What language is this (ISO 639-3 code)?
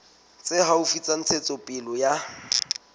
sot